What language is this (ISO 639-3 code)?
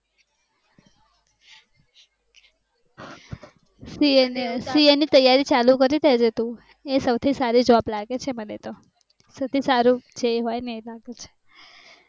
guj